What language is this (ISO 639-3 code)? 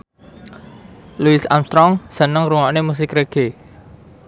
jav